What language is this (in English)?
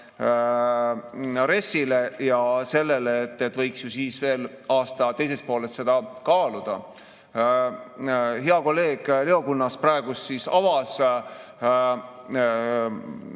Estonian